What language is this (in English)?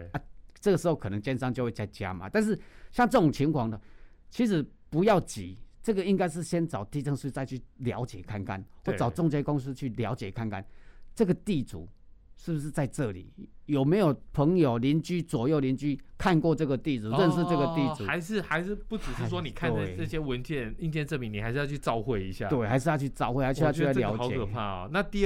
Chinese